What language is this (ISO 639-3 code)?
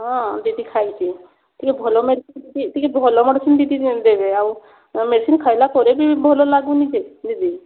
ori